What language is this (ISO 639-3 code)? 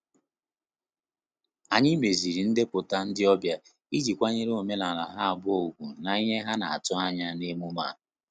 ibo